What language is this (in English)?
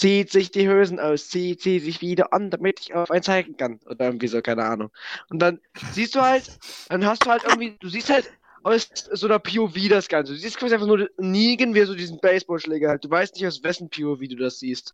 German